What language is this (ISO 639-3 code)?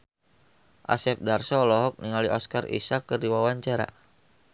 sun